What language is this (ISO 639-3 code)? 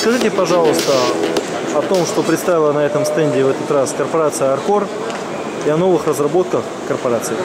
rus